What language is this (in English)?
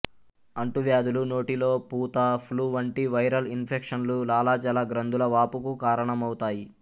Telugu